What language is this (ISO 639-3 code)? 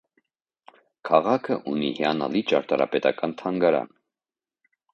hye